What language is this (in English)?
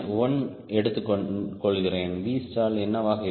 Tamil